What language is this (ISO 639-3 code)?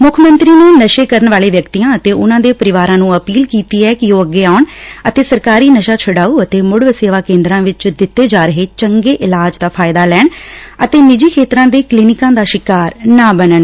pan